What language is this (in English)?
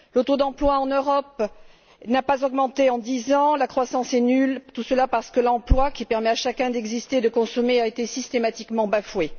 French